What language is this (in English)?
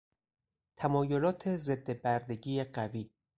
Persian